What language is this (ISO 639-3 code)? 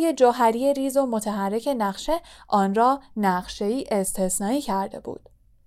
fas